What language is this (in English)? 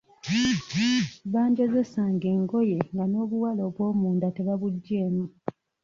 Ganda